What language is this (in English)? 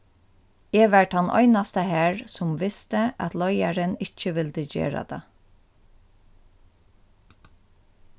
Faroese